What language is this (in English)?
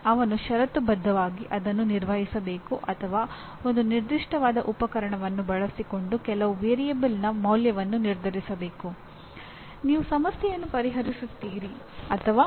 Kannada